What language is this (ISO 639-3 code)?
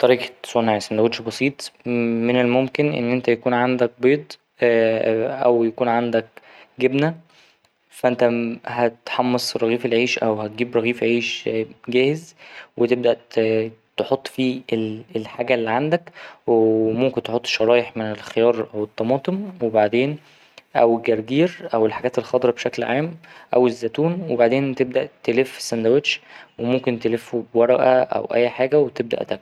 arz